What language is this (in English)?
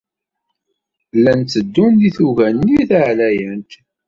Kabyle